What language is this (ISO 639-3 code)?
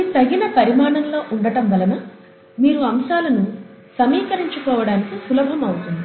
tel